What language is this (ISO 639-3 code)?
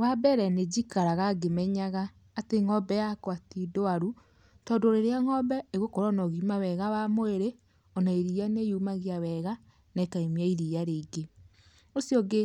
kik